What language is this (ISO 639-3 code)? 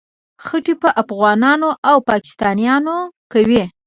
pus